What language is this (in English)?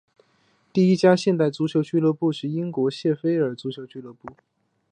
Chinese